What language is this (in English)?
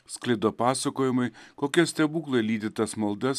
Lithuanian